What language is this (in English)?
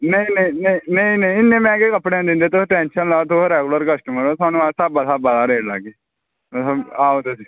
Dogri